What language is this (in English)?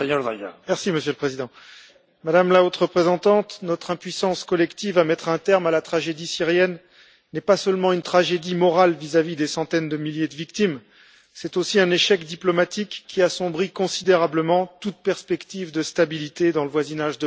French